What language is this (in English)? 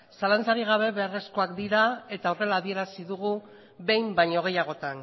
Basque